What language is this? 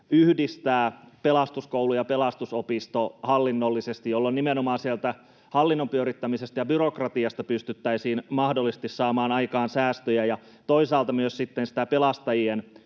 Finnish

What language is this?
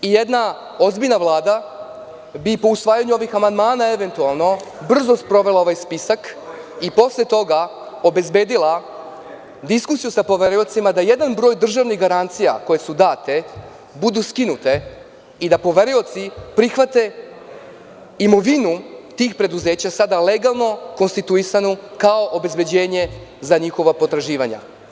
Serbian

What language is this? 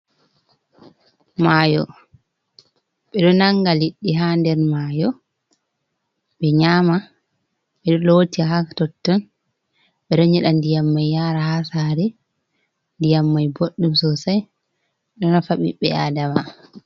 Fula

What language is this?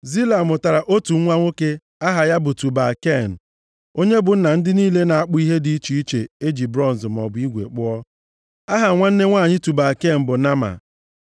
Igbo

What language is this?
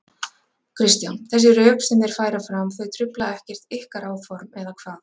Icelandic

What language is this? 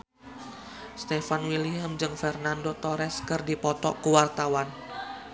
Sundanese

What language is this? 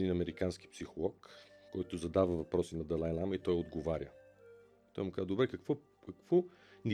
Bulgarian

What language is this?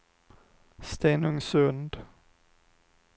Swedish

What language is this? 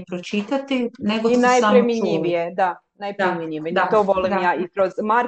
Croatian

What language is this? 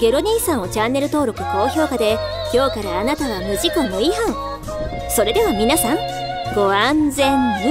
Japanese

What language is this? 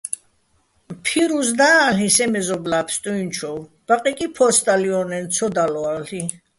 Bats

